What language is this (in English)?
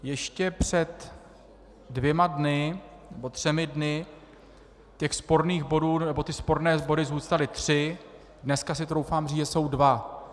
Czech